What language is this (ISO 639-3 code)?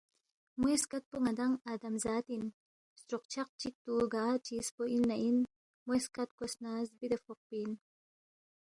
bft